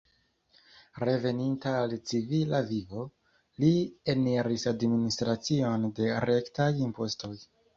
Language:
Esperanto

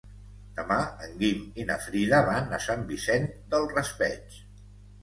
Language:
Catalan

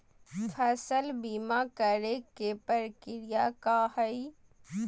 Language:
Magahi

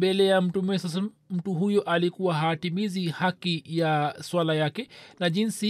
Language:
Swahili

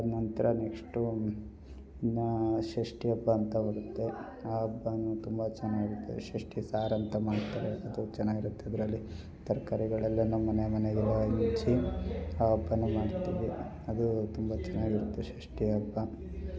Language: Kannada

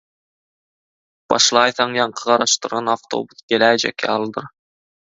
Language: Turkmen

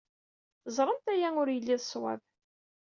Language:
Kabyle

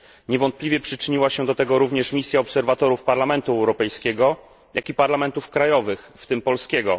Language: Polish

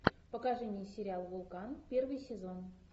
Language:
Russian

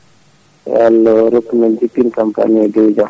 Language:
Fula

